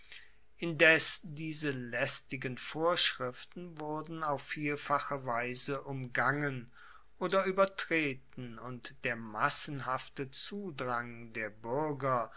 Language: German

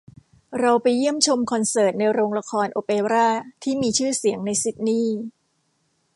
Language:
Thai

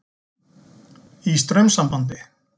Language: Icelandic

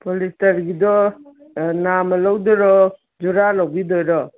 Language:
Manipuri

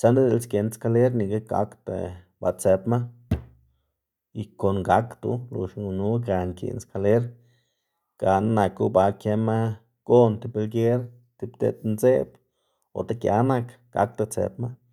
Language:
Xanaguía Zapotec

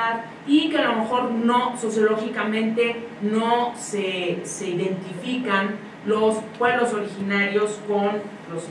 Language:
Spanish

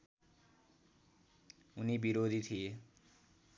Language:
Nepali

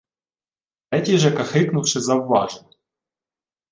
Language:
Ukrainian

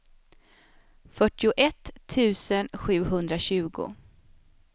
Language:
Swedish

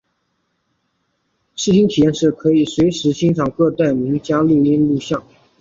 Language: Chinese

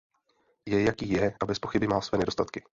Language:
Czech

